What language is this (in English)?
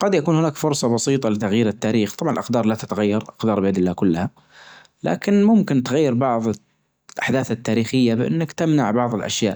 Najdi Arabic